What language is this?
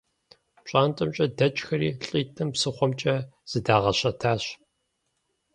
Kabardian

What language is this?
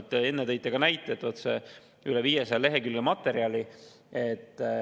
Estonian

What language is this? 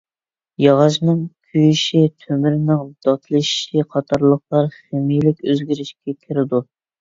Uyghur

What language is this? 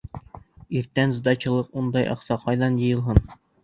Bashkir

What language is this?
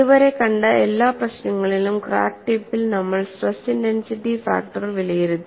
Malayalam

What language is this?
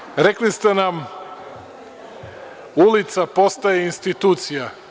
Serbian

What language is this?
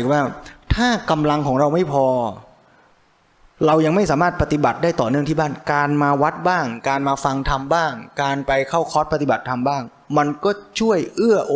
Thai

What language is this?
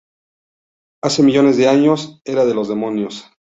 Spanish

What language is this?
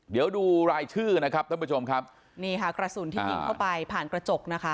Thai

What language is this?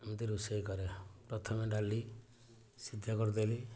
Odia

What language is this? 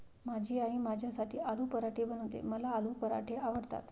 Marathi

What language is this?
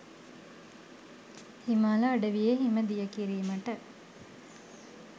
Sinhala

